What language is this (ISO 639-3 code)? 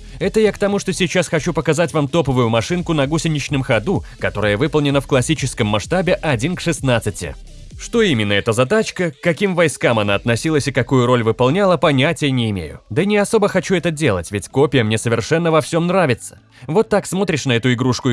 rus